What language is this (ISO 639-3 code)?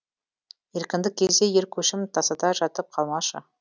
kaz